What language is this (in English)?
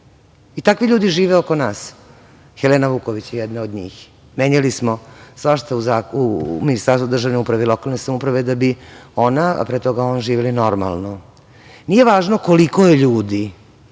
Serbian